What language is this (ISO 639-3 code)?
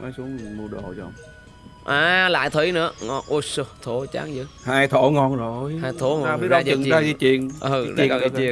vie